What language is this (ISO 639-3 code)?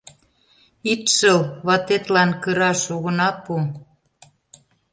chm